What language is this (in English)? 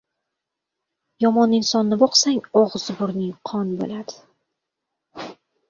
Uzbek